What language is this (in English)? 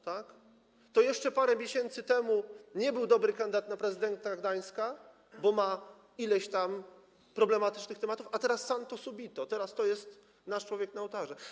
Polish